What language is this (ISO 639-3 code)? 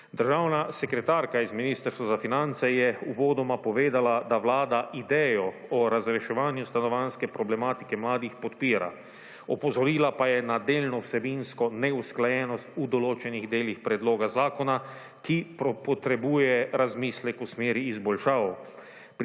slv